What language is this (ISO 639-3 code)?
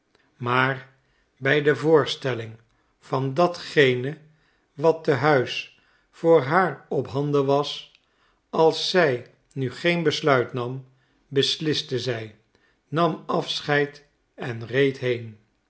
nld